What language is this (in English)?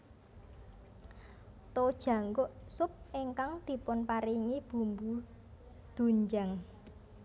Javanese